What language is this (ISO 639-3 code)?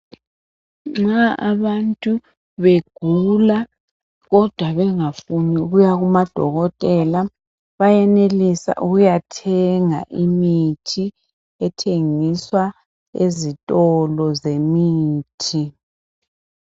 nde